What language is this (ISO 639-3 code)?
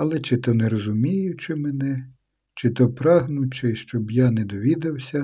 ukr